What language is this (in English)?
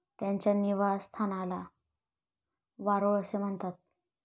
Marathi